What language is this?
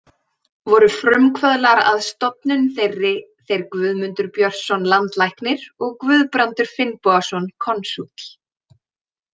Icelandic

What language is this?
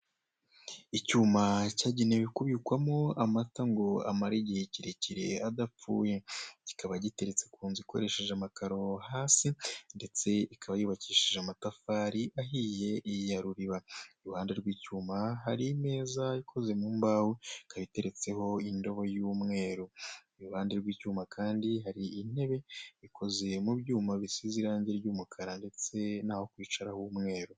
Kinyarwanda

